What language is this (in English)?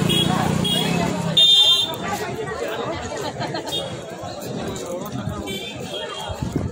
Arabic